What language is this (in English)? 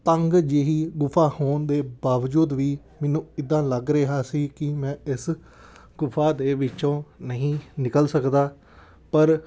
Punjabi